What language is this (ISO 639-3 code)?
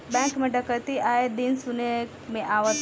bho